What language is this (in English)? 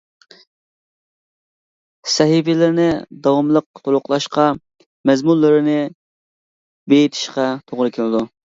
Uyghur